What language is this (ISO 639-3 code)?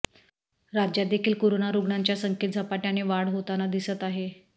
mar